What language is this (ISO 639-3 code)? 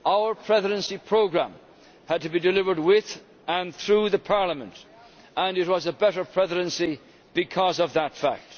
eng